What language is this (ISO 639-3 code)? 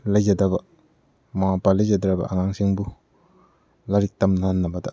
mni